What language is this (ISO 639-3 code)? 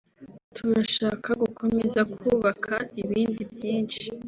kin